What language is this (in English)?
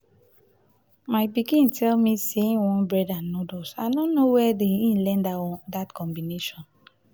Nigerian Pidgin